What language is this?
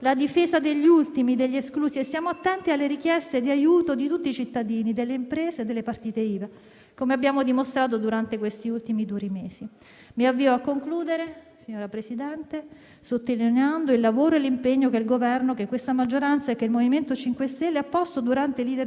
Italian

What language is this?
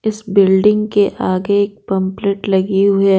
Hindi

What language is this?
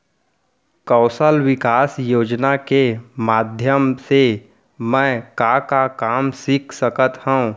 Chhattisgarhi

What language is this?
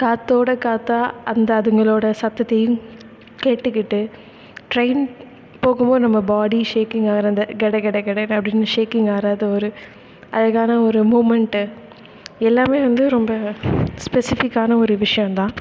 Tamil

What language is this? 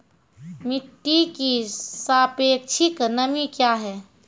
Maithili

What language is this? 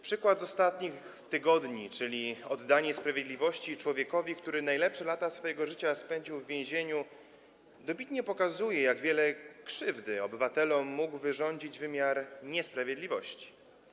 Polish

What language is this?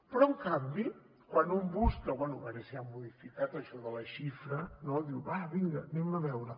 Catalan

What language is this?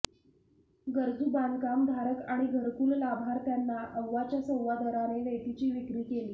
Marathi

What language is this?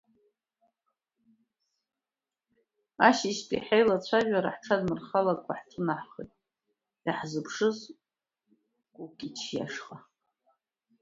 Abkhazian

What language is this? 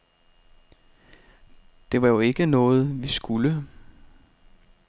Danish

